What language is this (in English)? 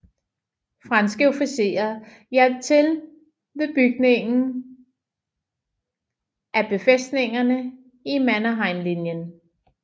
Danish